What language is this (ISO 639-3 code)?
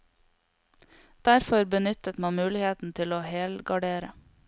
nor